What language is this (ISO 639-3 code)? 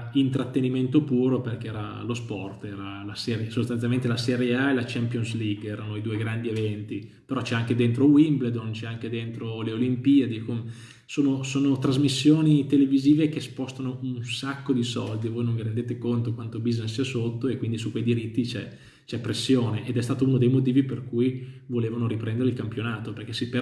ita